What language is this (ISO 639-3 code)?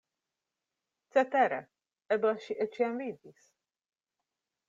epo